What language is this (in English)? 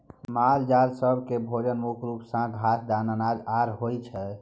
Maithili